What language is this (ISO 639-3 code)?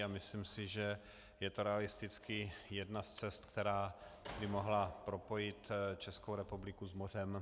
ces